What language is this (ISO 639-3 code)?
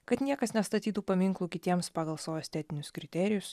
lit